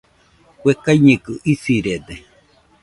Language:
Nüpode Huitoto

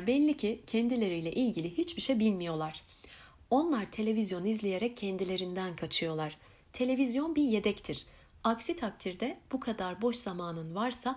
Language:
Turkish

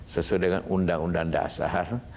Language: Indonesian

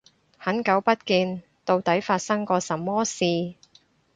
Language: Cantonese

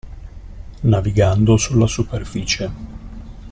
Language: Italian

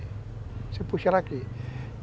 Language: Portuguese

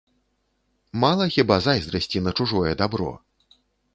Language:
Belarusian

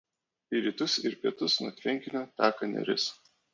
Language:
Lithuanian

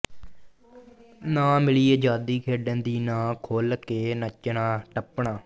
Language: Punjabi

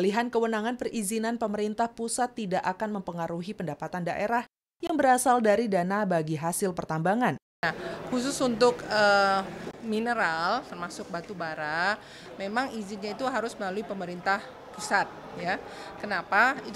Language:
Indonesian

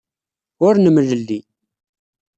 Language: Kabyle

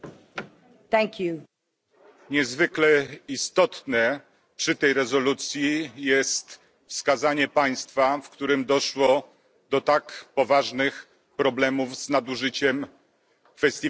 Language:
Polish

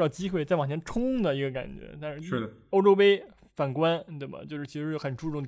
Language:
Chinese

